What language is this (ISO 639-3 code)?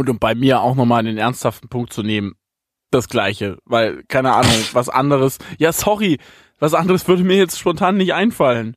deu